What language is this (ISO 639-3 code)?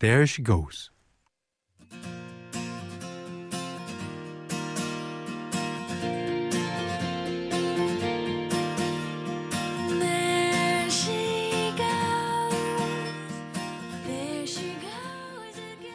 kor